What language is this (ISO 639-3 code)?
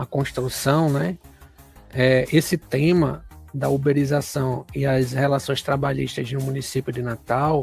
por